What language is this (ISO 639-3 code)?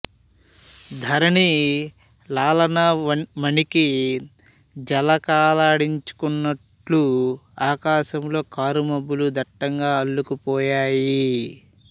tel